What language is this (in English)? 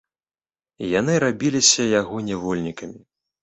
Belarusian